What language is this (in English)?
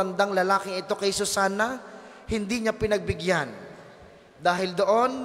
Filipino